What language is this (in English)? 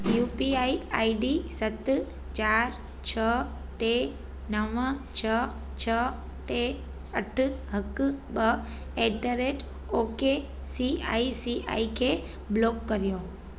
Sindhi